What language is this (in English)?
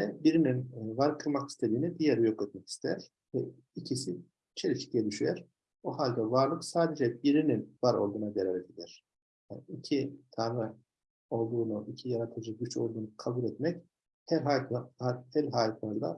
Turkish